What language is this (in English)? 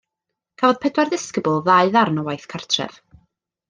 Welsh